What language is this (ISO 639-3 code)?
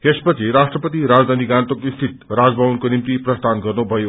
nep